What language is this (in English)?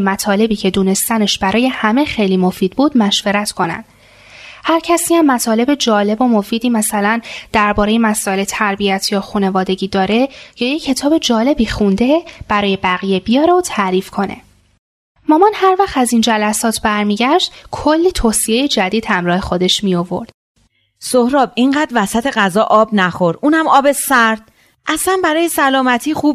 Persian